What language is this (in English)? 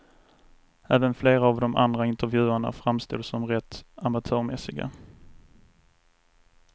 Swedish